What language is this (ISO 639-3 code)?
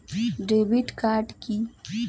ben